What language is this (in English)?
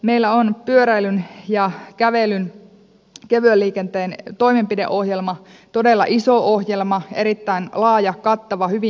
Finnish